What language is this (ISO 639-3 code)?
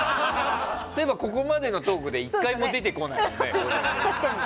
jpn